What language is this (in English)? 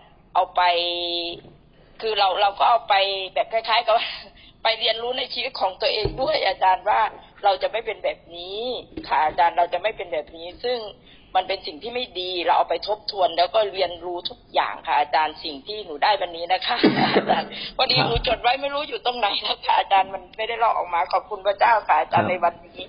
Thai